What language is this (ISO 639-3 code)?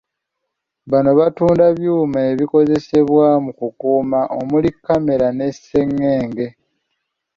lug